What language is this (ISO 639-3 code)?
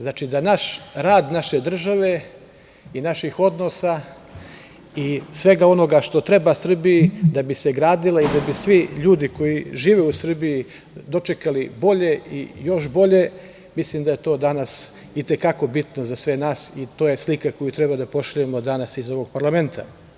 srp